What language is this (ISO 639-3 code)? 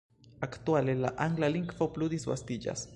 epo